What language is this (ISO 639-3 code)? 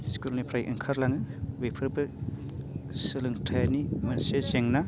brx